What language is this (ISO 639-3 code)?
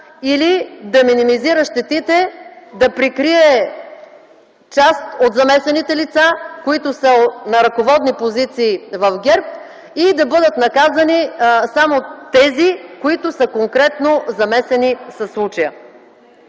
bul